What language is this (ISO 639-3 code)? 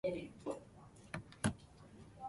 jpn